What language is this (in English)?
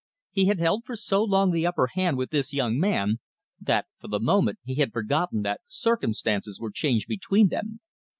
English